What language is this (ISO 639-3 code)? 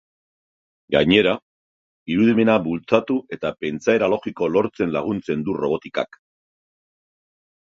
eus